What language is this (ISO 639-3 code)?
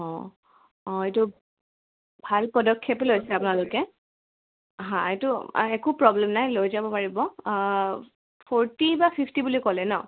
asm